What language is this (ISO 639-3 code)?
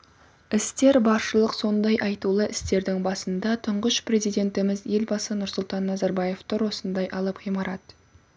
kaz